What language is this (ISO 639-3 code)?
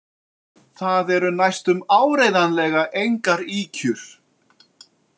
isl